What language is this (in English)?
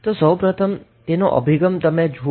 Gujarati